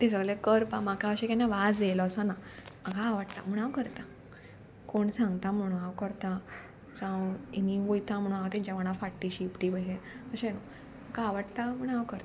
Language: Konkani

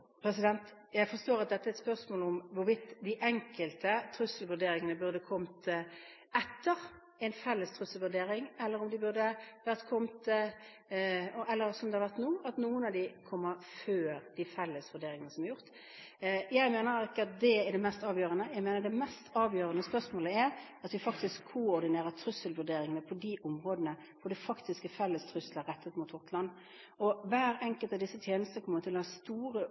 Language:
Norwegian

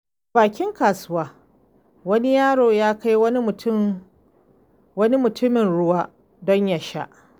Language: Hausa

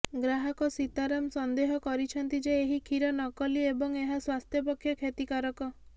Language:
Odia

